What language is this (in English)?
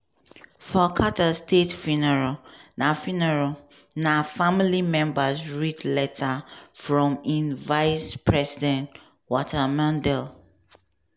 Nigerian Pidgin